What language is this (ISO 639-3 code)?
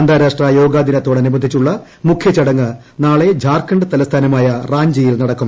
mal